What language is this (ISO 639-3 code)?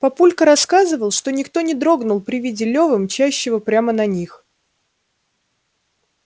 rus